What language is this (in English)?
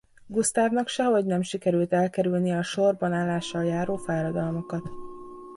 Hungarian